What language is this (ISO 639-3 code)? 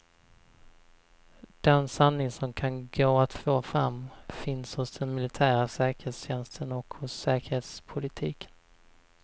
swe